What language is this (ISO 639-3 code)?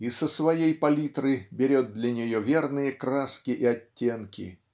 rus